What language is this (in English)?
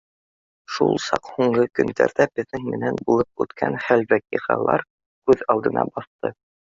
Bashkir